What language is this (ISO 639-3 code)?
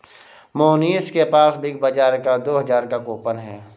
hin